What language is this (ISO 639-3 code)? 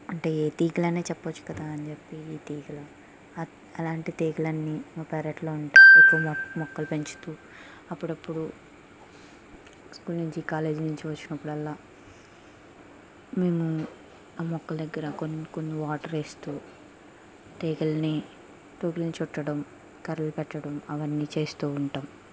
tel